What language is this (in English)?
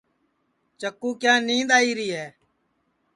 Sansi